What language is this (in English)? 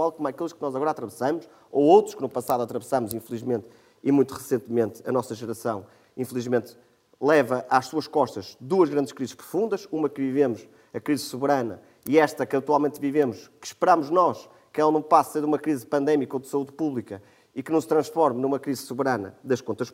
Portuguese